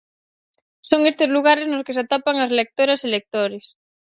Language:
Galician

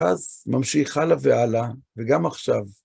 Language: Hebrew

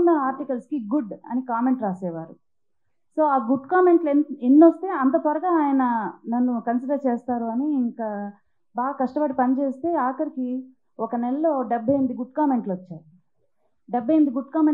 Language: Telugu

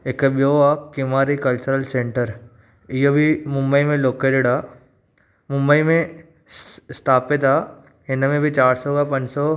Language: Sindhi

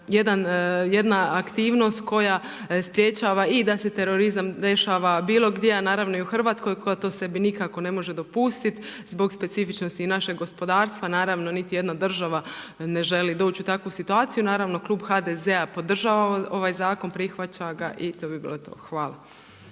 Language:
Croatian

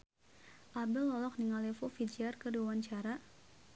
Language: Sundanese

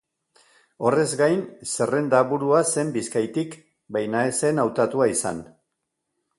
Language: Basque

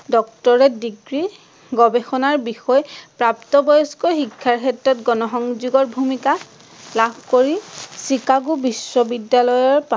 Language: Assamese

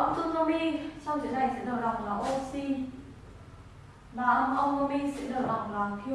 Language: Vietnamese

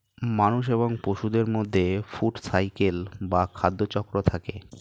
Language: Bangla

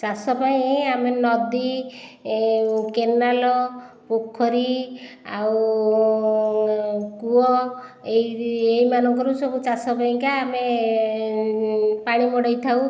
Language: Odia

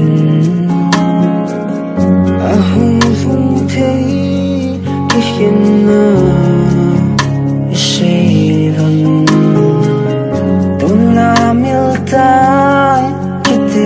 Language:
Romanian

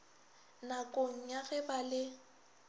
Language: Northern Sotho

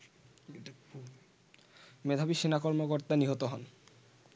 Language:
Bangla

